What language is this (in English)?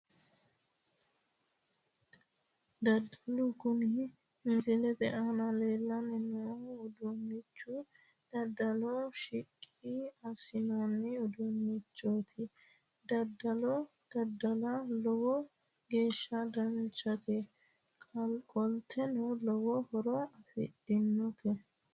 Sidamo